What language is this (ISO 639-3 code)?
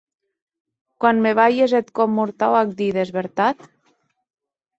oci